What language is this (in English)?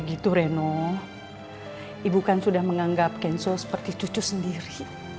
Indonesian